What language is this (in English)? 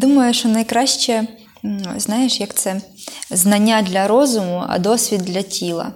Ukrainian